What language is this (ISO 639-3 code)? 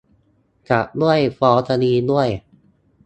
tha